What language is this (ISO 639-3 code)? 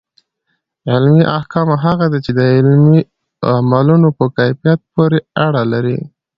pus